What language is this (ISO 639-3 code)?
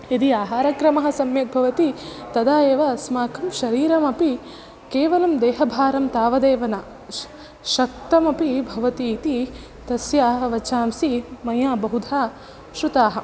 san